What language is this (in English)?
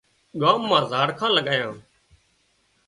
Wadiyara Koli